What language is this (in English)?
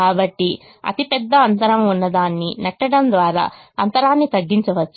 Telugu